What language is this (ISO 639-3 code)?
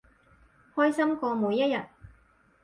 yue